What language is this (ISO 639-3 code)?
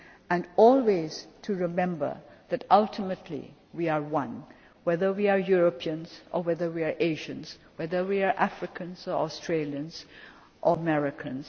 eng